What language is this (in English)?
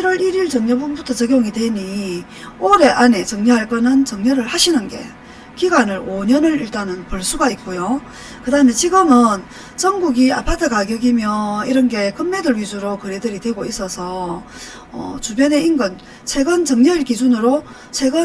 Korean